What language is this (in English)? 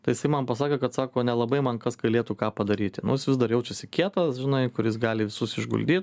Lithuanian